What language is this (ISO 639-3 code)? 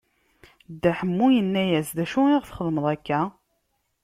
kab